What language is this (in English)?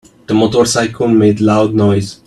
English